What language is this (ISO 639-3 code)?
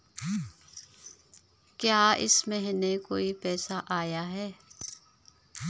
hin